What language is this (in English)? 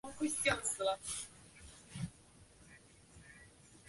Chinese